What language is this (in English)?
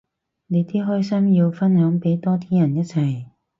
Cantonese